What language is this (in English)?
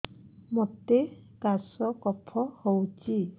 Odia